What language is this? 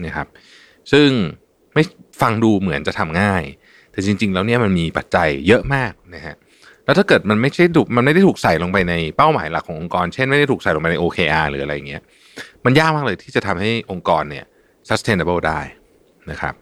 Thai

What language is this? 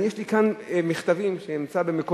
Hebrew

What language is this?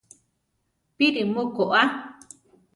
Central Tarahumara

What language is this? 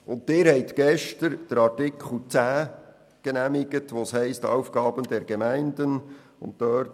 Swiss German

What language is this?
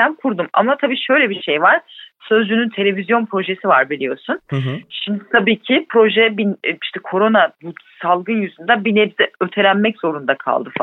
Turkish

